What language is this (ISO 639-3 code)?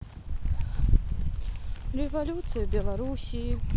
rus